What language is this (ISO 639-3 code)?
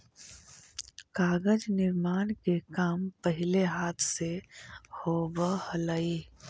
mag